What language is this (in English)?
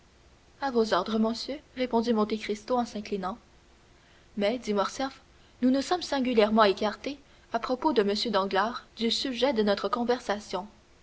French